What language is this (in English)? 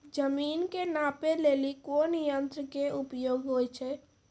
Maithili